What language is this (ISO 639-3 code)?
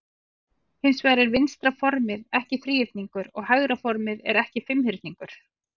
isl